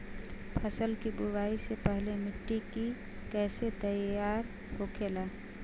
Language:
Bhojpuri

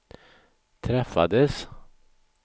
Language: Swedish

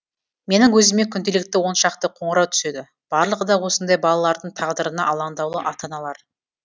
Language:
Kazakh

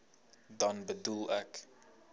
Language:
Afrikaans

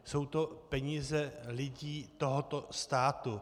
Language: Czech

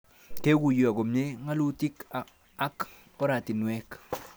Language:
Kalenjin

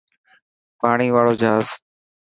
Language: Dhatki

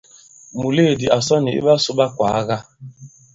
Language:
Bankon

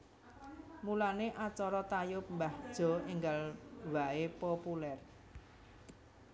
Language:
Javanese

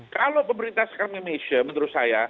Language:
Indonesian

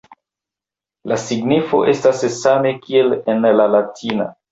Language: Esperanto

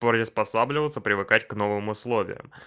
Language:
Russian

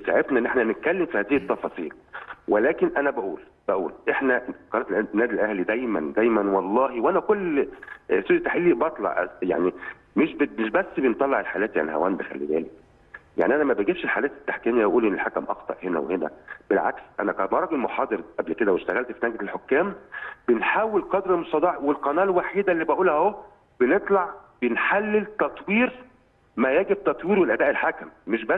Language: Arabic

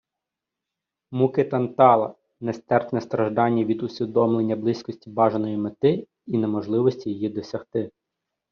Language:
Ukrainian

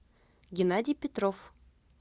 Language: Russian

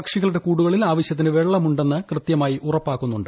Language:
Malayalam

